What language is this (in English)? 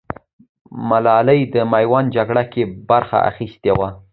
Pashto